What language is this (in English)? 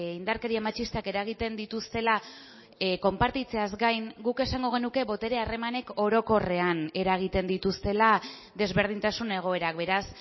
Basque